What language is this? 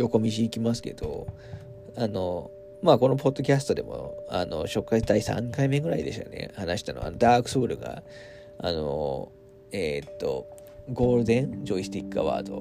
Japanese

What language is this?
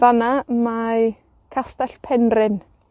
Welsh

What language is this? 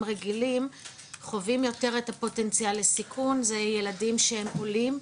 Hebrew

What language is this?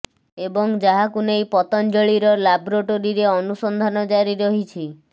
Odia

